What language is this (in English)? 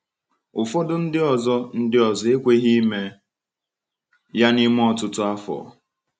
Igbo